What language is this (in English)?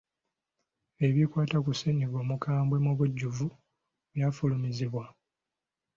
Ganda